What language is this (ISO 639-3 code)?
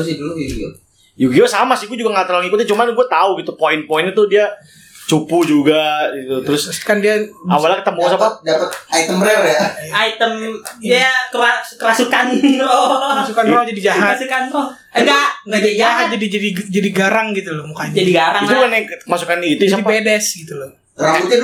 ind